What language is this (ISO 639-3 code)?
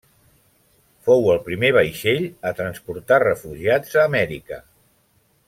cat